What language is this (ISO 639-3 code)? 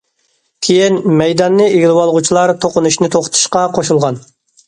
uig